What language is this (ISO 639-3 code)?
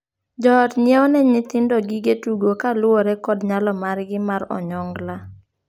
luo